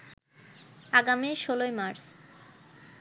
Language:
Bangla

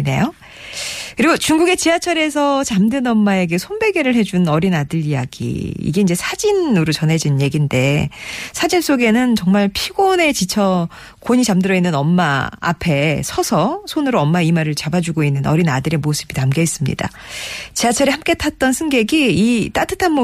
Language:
Korean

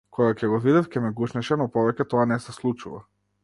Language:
Macedonian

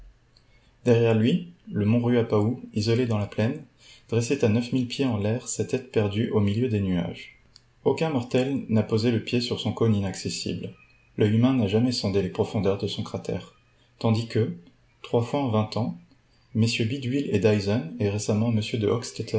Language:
French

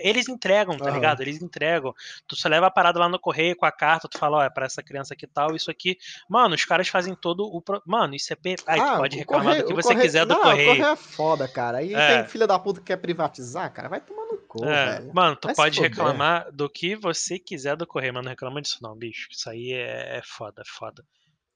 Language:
Portuguese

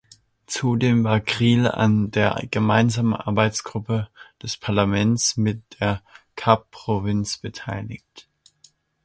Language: German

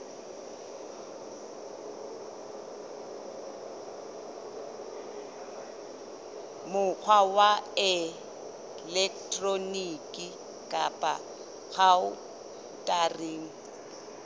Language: Southern Sotho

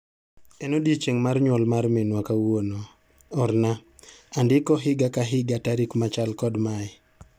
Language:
Luo (Kenya and Tanzania)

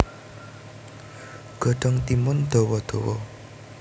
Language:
Javanese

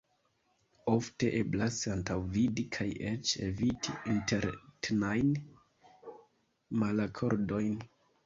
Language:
Esperanto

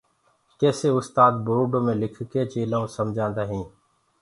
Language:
Gurgula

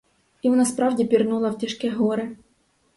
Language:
Ukrainian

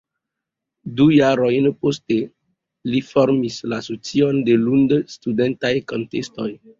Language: Esperanto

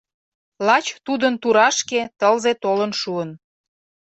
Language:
Mari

